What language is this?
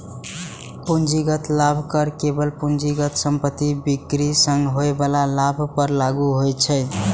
Maithili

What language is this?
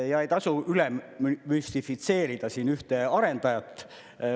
Estonian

